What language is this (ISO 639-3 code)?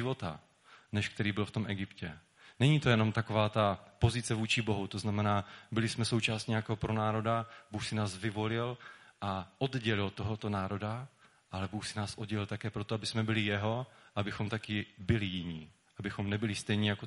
ces